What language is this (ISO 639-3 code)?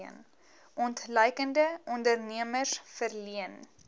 afr